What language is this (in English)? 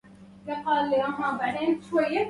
Arabic